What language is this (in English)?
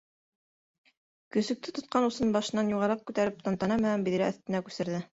Bashkir